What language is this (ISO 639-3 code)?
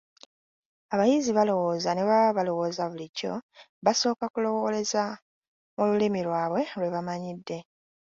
lug